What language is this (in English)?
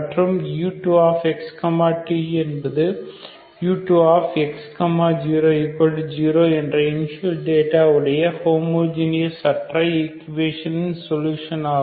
Tamil